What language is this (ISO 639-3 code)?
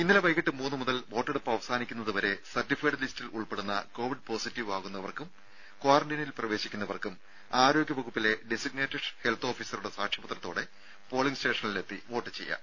mal